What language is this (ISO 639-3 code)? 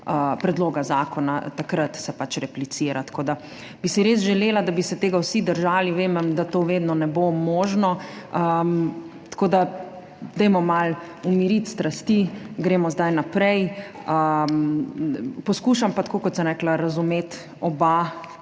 slv